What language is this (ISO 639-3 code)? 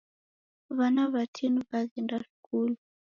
dav